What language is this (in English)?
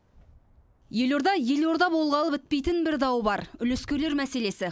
Kazakh